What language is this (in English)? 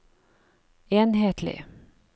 Norwegian